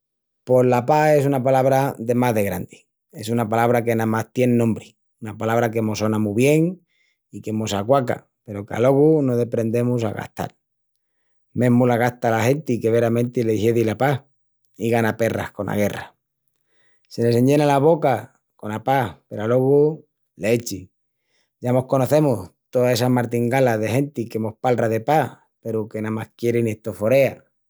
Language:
Extremaduran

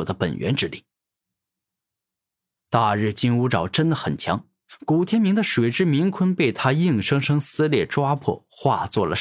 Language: Chinese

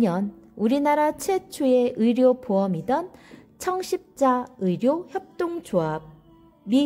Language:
Korean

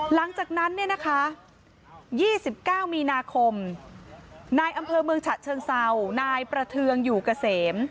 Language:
Thai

